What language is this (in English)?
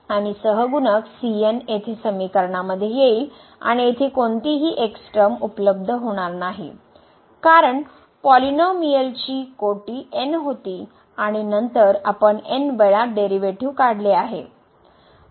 Marathi